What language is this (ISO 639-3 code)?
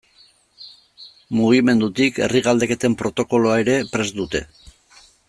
eus